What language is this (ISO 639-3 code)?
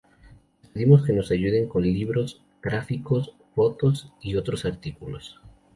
spa